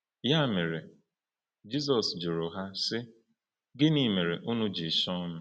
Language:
Igbo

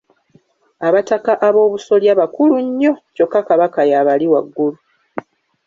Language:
Ganda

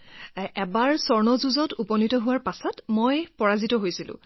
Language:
Assamese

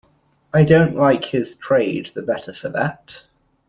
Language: English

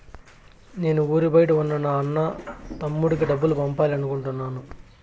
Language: Telugu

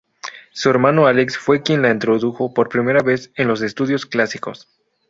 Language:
Spanish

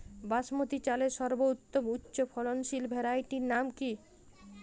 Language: Bangla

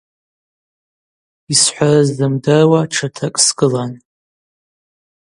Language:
Abaza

